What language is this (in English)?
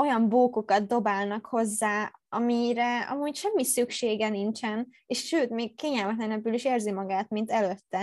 Hungarian